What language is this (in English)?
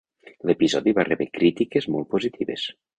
Catalan